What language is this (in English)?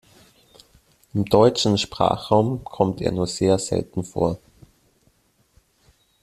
German